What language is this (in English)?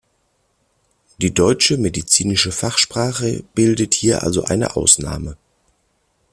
German